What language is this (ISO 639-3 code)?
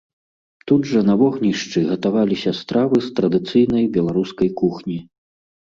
bel